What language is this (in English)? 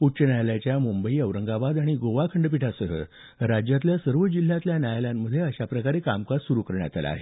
Marathi